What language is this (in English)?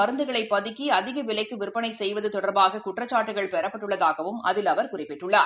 Tamil